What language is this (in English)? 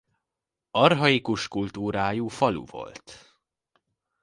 Hungarian